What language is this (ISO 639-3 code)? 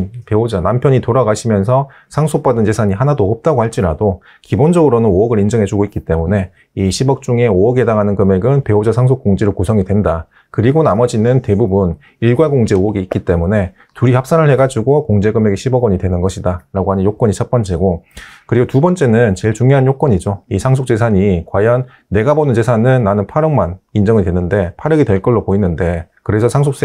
kor